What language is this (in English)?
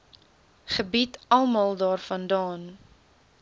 Afrikaans